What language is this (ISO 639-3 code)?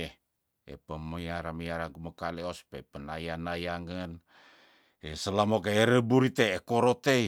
tdn